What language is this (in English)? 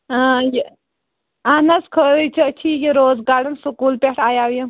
Kashmiri